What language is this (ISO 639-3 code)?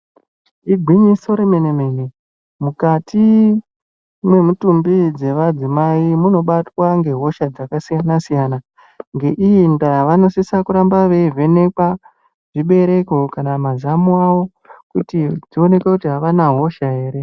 ndc